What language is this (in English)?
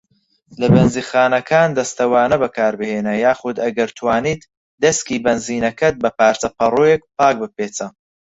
Central Kurdish